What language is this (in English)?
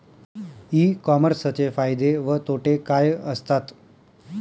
Marathi